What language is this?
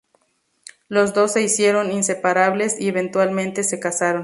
Spanish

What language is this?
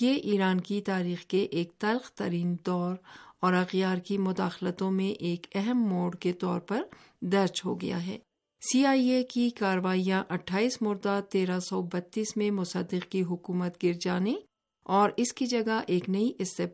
Urdu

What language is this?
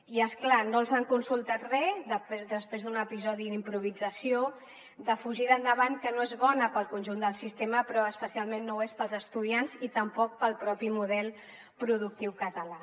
Catalan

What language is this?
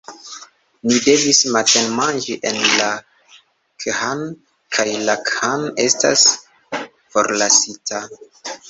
Esperanto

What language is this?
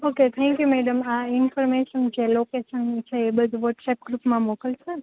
Gujarati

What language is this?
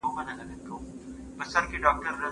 Pashto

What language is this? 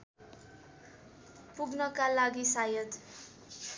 Nepali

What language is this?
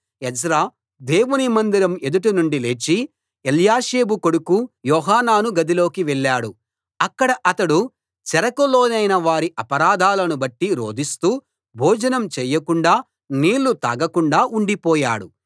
Telugu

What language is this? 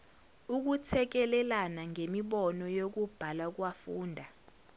Zulu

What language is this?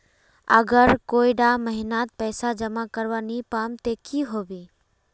Magahi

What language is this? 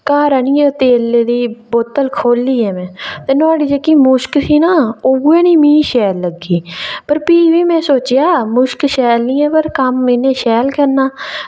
Dogri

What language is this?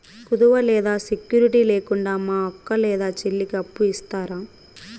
Telugu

